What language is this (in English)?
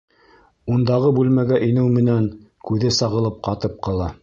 Bashkir